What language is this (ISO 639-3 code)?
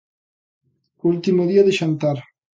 glg